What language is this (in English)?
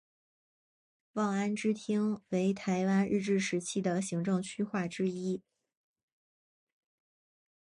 Chinese